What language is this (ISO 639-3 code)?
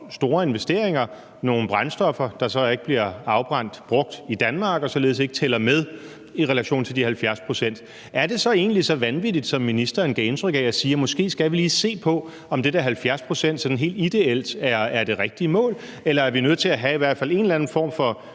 dan